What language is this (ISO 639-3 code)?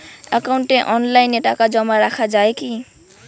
ben